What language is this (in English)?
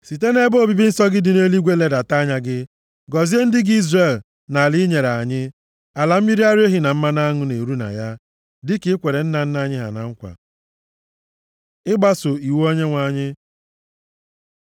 Igbo